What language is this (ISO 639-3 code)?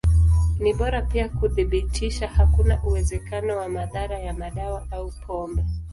swa